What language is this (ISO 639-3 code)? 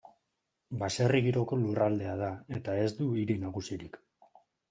eus